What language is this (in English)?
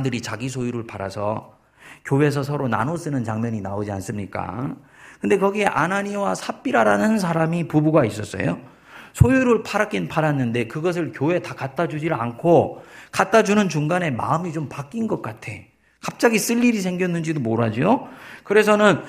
Korean